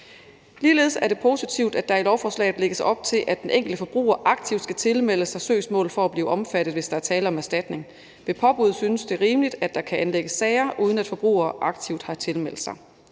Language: Danish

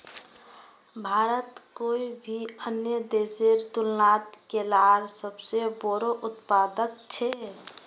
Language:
Magahi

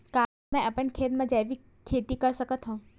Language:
Chhattisgarhi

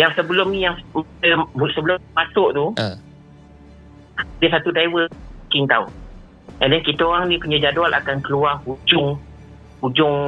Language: Malay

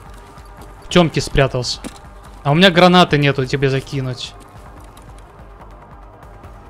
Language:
Russian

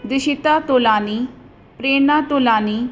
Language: Sindhi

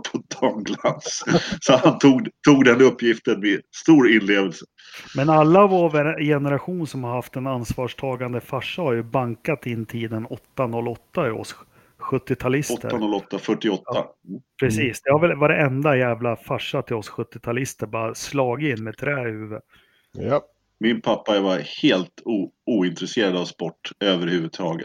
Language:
Swedish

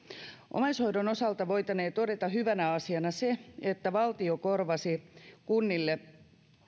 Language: Finnish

